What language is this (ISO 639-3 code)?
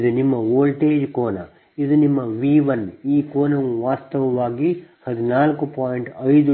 kan